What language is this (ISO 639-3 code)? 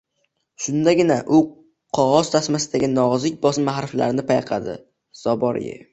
uzb